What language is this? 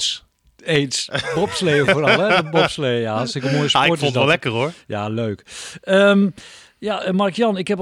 Dutch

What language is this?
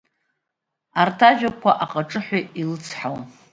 Abkhazian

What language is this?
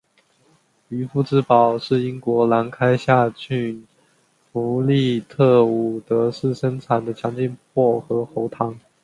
Chinese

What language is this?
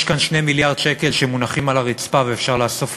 Hebrew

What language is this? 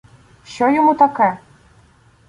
Ukrainian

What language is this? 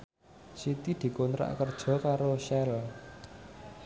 Javanese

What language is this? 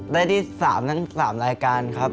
Thai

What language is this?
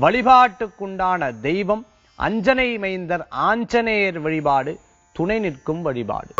Arabic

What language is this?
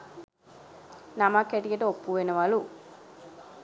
Sinhala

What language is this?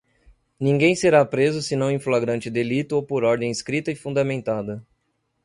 Portuguese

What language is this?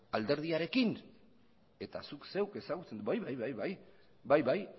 Basque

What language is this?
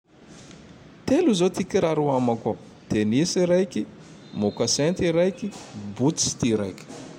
Tandroy-Mahafaly Malagasy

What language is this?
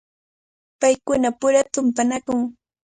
Cajatambo North Lima Quechua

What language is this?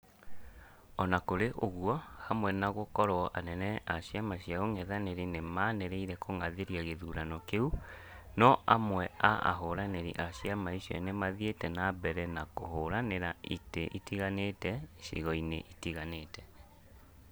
Kikuyu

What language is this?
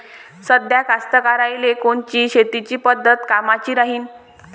Marathi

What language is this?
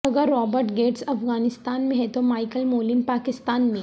Urdu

